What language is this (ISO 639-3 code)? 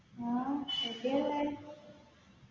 mal